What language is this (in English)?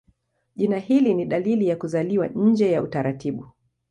Swahili